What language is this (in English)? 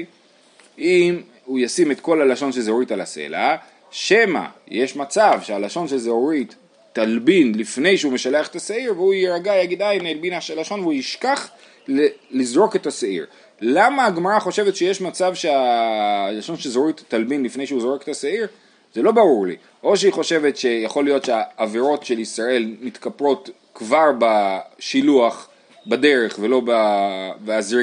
Hebrew